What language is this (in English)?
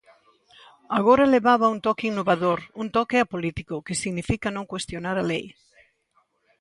Galician